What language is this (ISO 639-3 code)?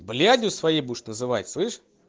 rus